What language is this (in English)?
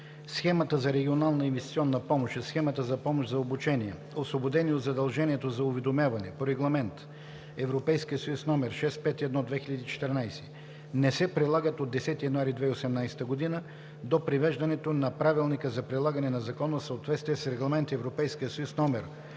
Bulgarian